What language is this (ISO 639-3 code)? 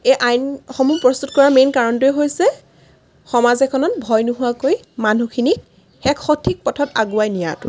asm